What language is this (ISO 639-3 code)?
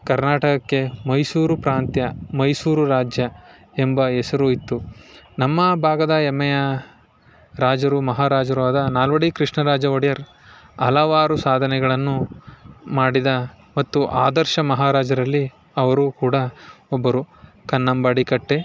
kan